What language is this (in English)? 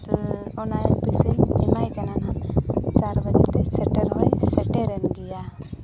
Santali